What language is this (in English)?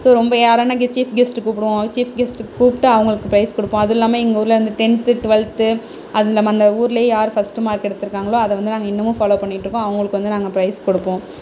Tamil